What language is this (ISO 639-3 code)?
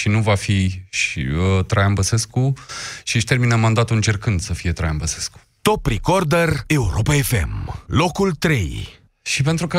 ron